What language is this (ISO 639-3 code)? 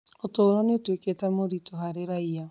kik